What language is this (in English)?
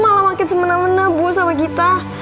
Indonesian